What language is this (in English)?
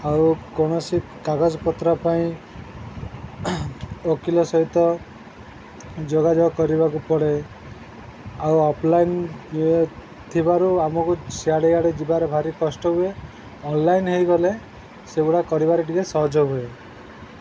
Odia